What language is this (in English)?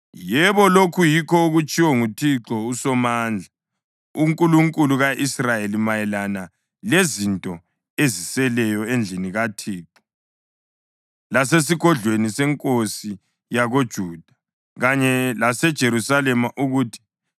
North Ndebele